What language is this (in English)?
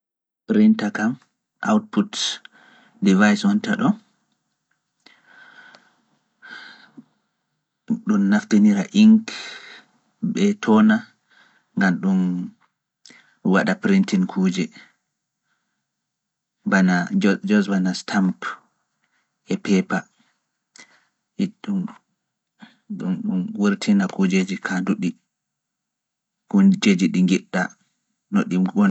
Fula